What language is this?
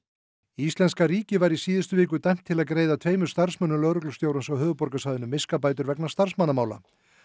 Icelandic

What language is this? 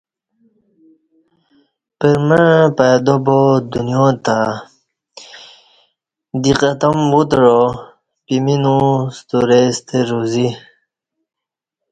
Kati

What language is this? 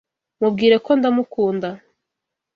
Kinyarwanda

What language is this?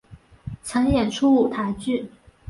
Chinese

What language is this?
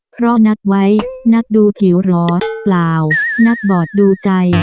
Thai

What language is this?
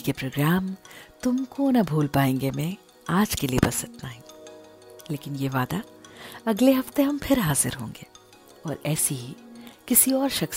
Hindi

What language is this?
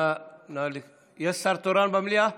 Hebrew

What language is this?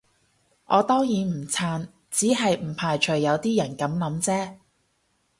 Cantonese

